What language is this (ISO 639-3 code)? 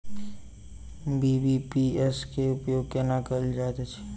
mai